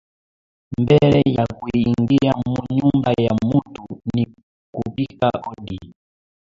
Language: Swahili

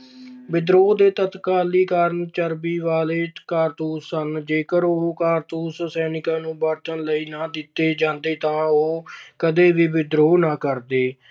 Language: Punjabi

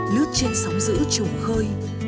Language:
Vietnamese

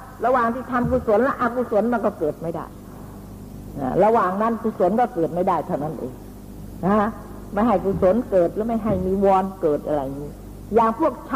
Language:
Thai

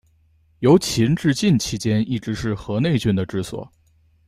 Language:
Chinese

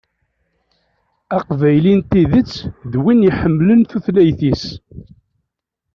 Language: Kabyle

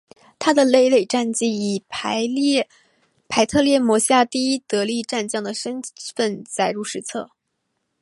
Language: Chinese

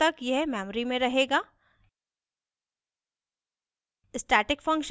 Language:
Hindi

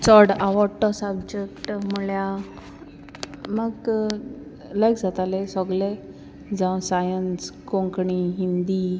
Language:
Konkani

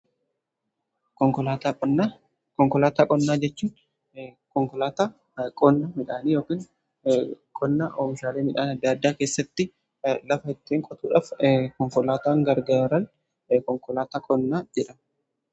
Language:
Oromo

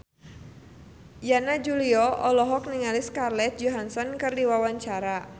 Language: Sundanese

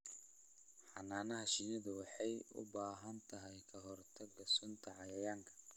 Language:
Somali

